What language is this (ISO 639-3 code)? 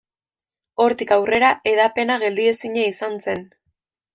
eus